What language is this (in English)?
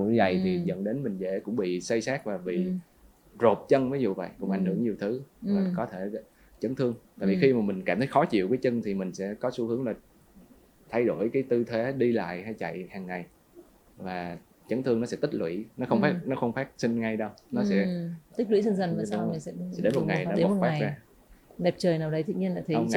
Vietnamese